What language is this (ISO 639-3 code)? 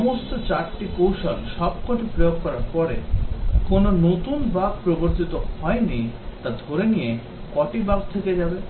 ben